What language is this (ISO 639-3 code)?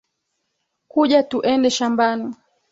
swa